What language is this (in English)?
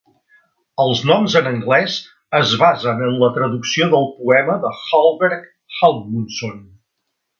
Catalan